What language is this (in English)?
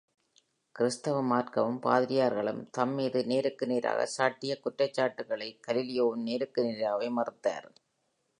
Tamil